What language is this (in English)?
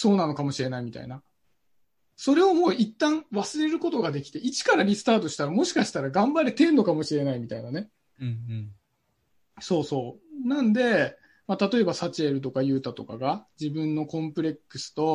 Japanese